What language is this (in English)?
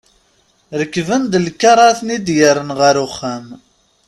Kabyle